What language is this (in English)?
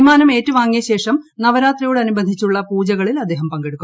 Malayalam